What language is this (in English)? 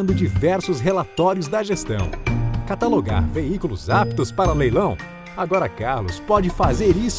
Portuguese